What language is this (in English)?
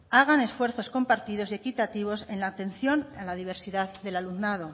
Spanish